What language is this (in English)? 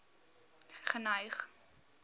Afrikaans